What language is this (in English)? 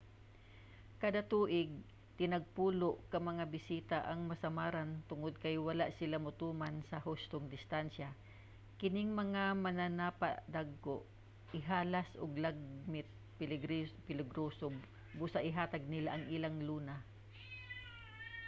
Cebuano